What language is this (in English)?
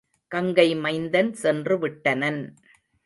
Tamil